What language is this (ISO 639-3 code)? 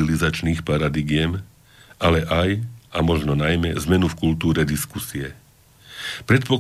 slk